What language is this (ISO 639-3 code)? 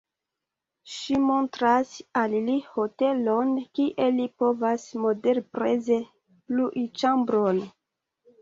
epo